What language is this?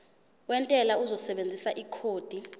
Zulu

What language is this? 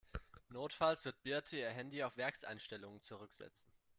German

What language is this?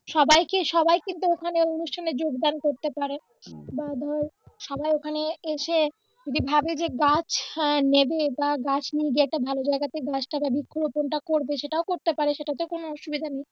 Bangla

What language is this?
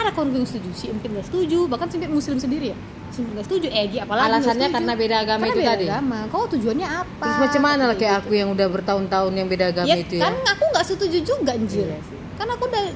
Indonesian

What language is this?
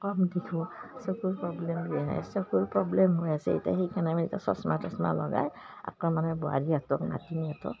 Assamese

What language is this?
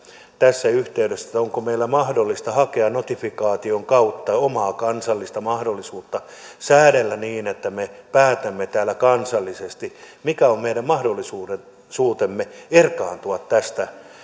Finnish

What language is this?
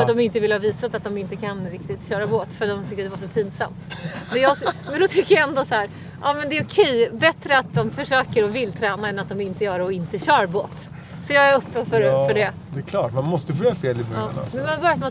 Swedish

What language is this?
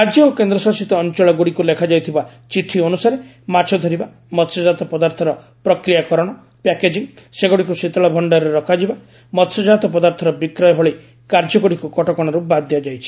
Odia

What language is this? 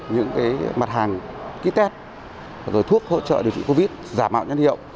Vietnamese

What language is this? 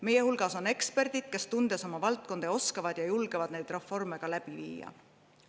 Estonian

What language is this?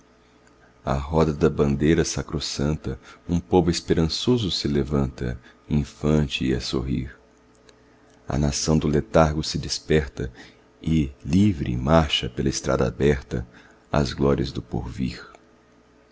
Portuguese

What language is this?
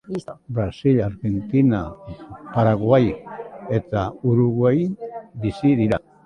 Basque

